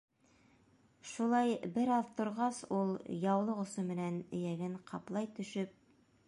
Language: Bashkir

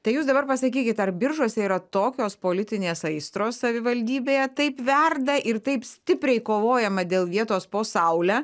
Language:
Lithuanian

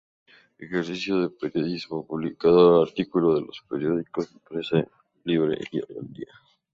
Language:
Spanish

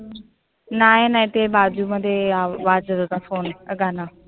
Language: Marathi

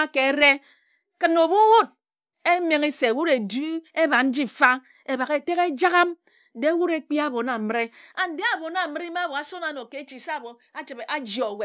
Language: Ejagham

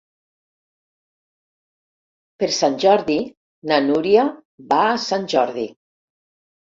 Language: Catalan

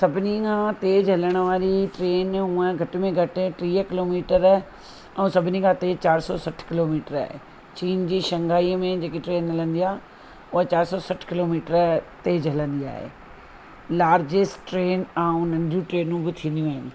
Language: Sindhi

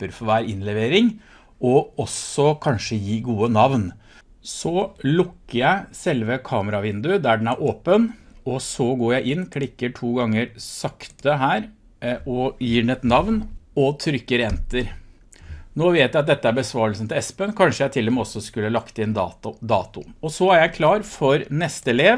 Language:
Norwegian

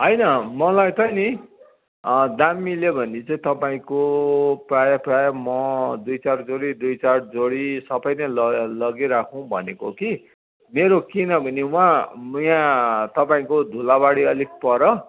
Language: Nepali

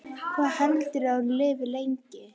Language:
Icelandic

